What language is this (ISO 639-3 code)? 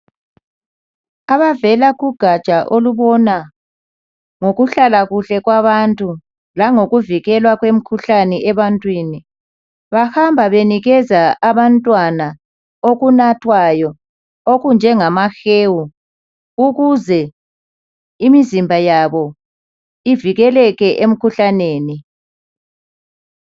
nde